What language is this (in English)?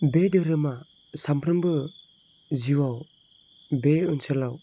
Bodo